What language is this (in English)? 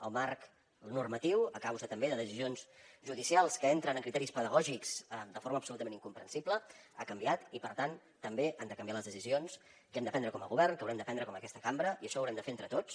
Catalan